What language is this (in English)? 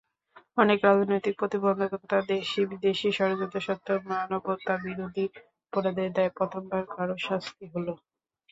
Bangla